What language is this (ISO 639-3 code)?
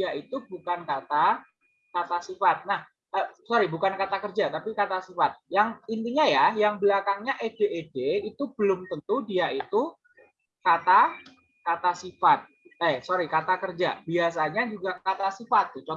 ind